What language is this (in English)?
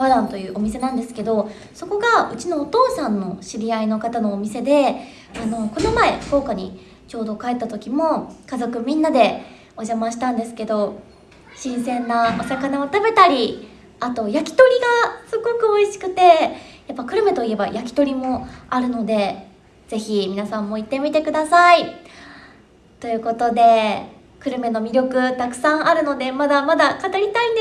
Japanese